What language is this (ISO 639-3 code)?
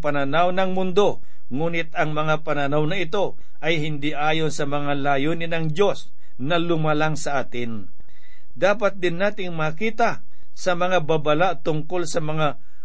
fil